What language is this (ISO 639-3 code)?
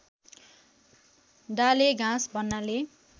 nep